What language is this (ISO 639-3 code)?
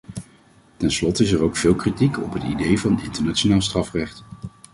nld